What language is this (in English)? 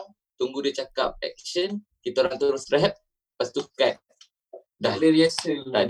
Malay